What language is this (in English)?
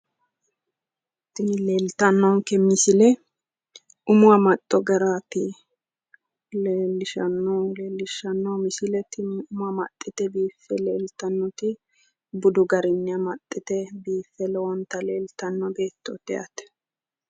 Sidamo